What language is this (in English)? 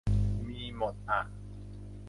Thai